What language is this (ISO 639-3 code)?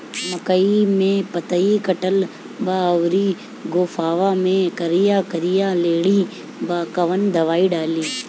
bho